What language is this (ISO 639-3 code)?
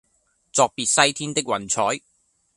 yue